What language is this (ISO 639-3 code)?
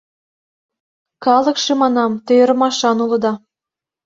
chm